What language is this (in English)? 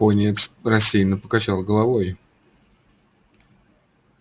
Russian